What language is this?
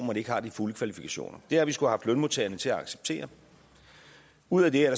Danish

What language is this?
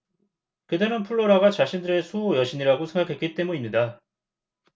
Korean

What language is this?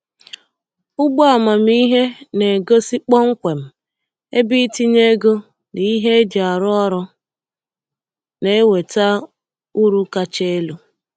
Igbo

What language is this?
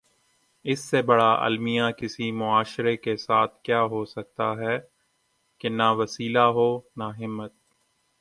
Urdu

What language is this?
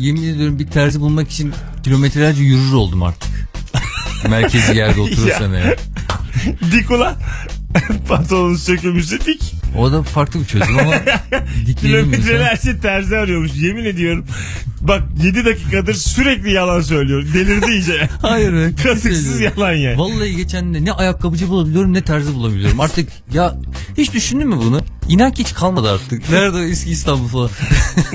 Turkish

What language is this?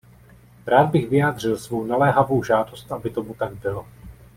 Czech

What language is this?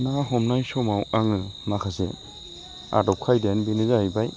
Bodo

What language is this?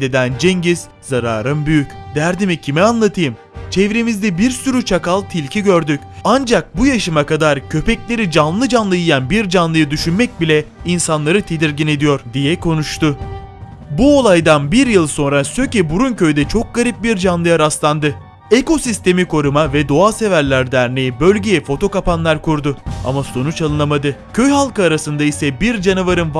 Turkish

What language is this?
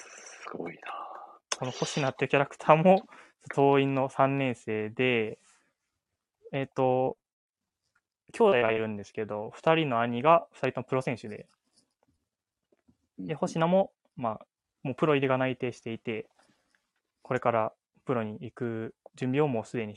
Japanese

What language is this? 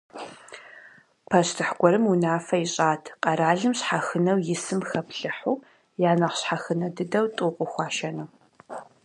Kabardian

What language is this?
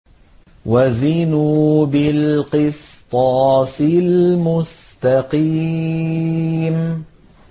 Arabic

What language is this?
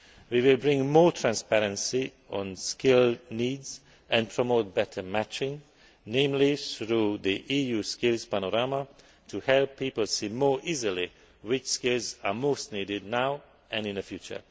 English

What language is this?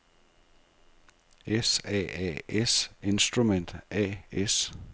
Danish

